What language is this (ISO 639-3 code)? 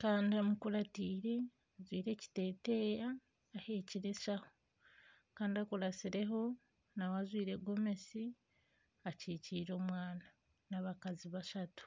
nyn